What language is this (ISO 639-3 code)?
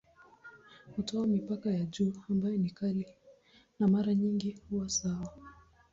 swa